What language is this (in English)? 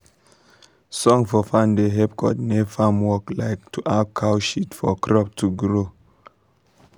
Nigerian Pidgin